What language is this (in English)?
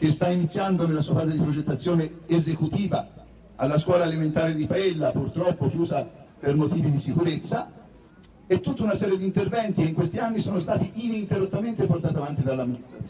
Italian